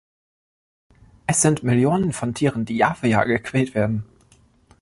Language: German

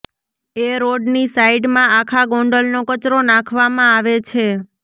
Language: Gujarati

